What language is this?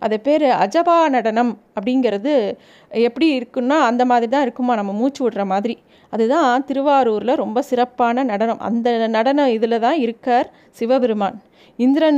Tamil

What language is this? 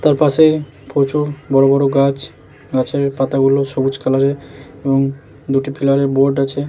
Bangla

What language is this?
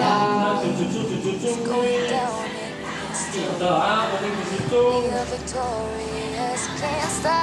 Indonesian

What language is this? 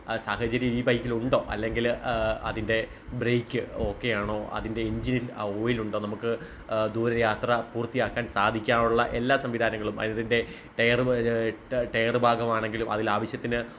Malayalam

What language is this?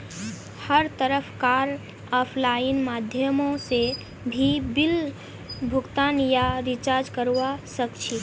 Magahi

